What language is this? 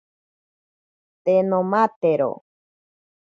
Ashéninka Perené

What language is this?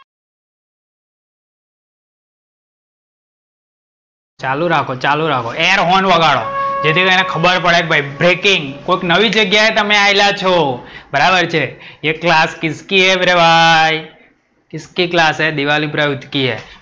Gujarati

